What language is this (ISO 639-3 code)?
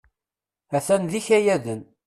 kab